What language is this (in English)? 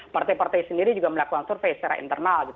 Indonesian